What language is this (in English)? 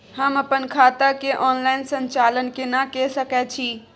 Maithili